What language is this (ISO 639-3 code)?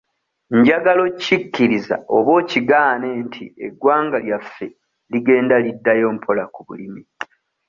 lug